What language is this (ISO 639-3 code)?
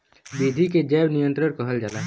bho